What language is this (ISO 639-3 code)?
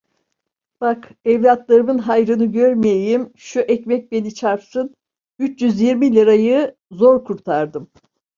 tur